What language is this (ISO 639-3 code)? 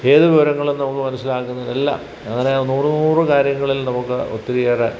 mal